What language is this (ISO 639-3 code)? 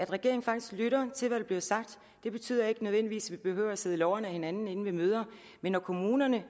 dan